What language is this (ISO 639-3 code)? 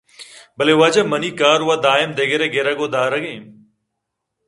bgp